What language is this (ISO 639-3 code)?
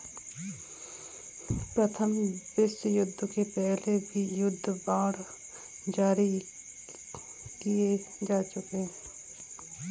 hin